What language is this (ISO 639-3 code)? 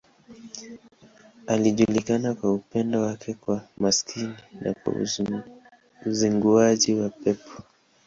swa